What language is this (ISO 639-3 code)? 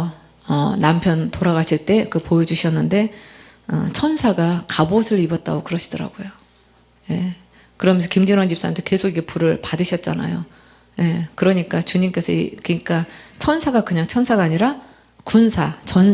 kor